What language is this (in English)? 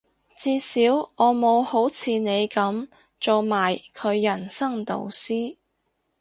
Cantonese